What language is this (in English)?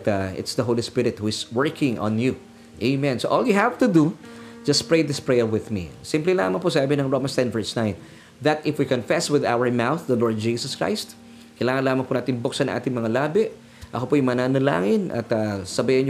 Filipino